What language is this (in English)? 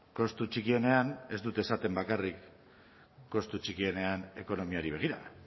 Basque